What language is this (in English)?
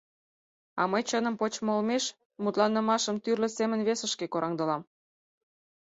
Mari